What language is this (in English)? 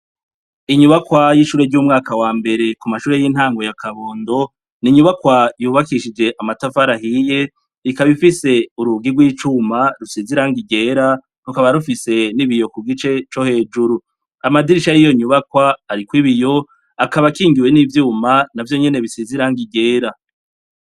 Rundi